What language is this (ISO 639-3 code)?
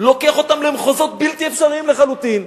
heb